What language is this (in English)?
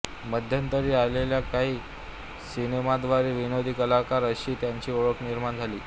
Marathi